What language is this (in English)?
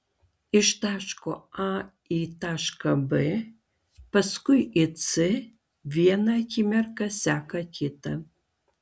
Lithuanian